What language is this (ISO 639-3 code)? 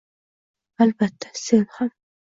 uzb